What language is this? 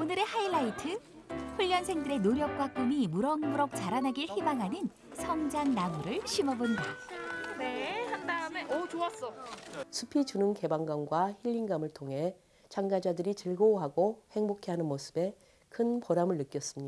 Korean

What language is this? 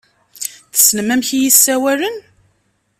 Kabyle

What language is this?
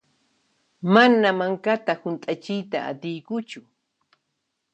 Puno Quechua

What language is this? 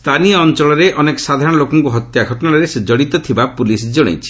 Odia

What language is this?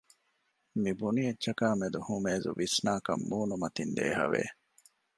Divehi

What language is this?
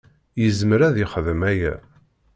Kabyle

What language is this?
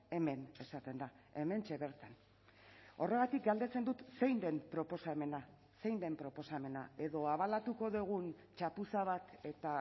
Basque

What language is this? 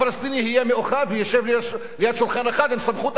Hebrew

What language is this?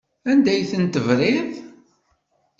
Kabyle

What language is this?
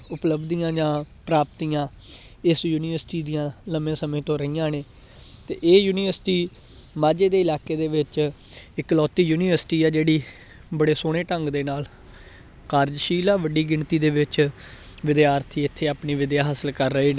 Punjabi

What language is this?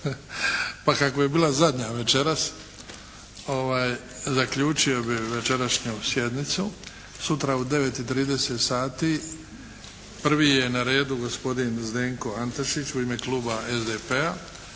Croatian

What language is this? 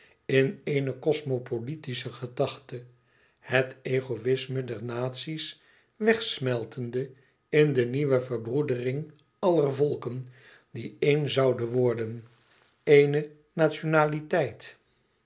Dutch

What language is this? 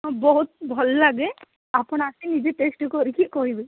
Odia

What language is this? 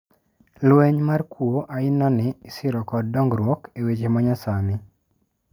Luo (Kenya and Tanzania)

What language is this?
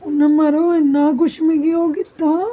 Dogri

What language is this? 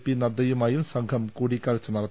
Malayalam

